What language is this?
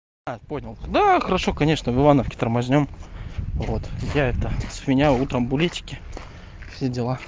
Russian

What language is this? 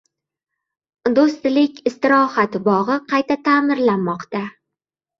Uzbek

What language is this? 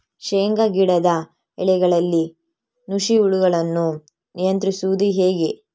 Kannada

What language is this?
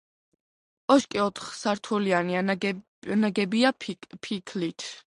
Georgian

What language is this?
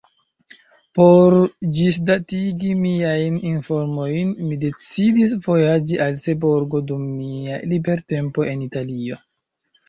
Esperanto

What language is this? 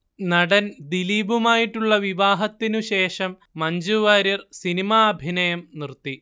Malayalam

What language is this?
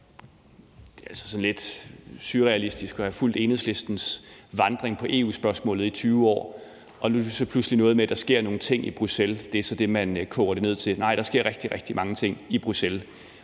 Danish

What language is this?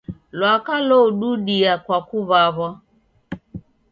Taita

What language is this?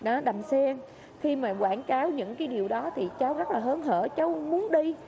Vietnamese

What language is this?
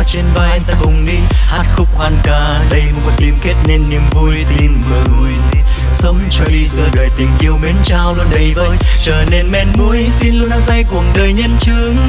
Vietnamese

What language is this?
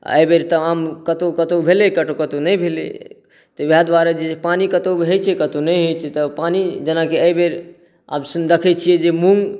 Maithili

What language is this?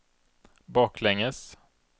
Swedish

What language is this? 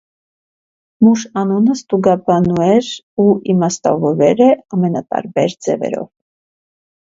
Armenian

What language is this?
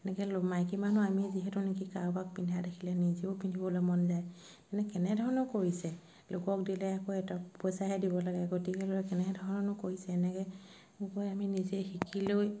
Assamese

